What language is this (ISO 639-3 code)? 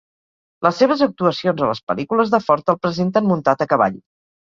cat